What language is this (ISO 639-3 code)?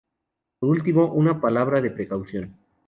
spa